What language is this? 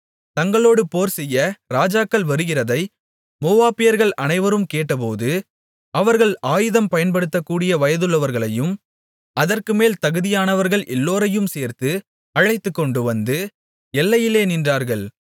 Tamil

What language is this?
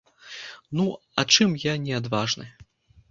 Belarusian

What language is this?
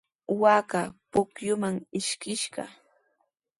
Sihuas Ancash Quechua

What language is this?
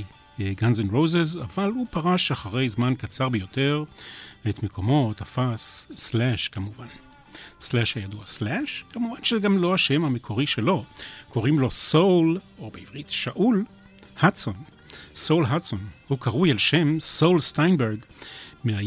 Hebrew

